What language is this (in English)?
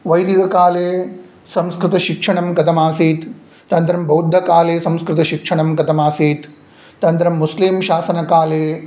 Sanskrit